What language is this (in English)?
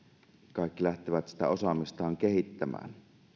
Finnish